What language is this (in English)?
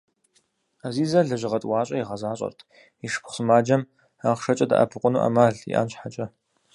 Kabardian